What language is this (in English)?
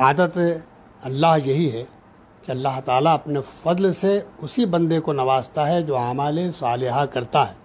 Hindi